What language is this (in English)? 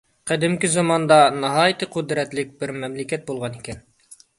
Uyghur